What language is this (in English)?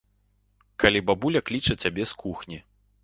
Belarusian